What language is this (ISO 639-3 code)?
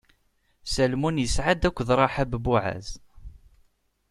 kab